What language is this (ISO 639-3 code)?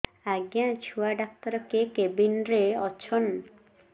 ori